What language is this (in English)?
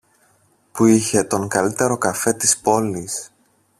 Greek